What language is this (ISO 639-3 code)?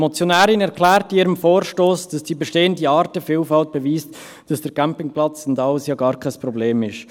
gsw